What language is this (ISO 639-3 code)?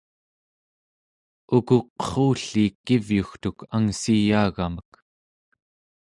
esu